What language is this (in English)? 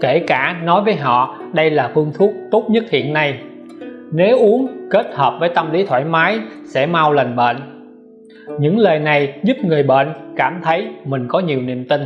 Vietnamese